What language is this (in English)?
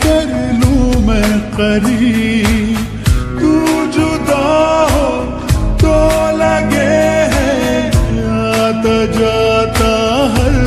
Romanian